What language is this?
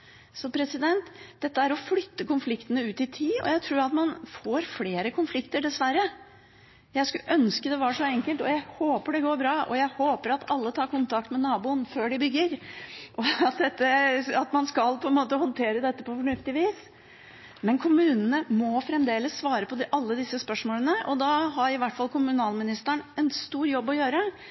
Norwegian Bokmål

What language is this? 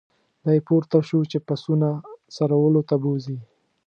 Pashto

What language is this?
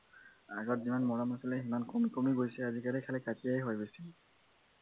Assamese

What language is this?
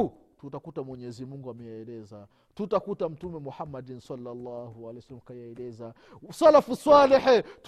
Swahili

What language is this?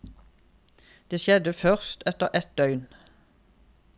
Norwegian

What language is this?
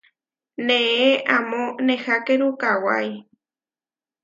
Huarijio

